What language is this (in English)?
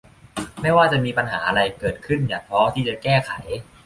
Thai